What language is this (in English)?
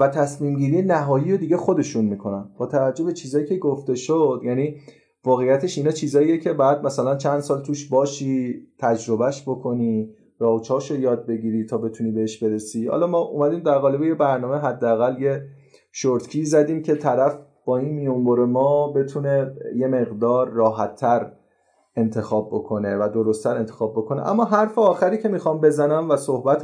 Persian